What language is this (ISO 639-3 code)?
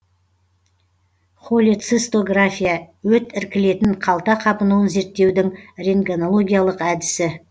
kaz